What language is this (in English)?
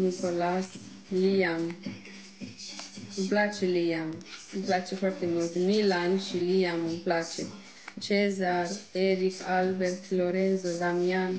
Romanian